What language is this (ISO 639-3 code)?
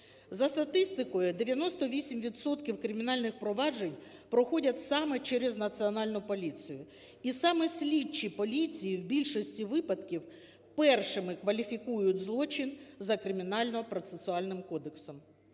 ukr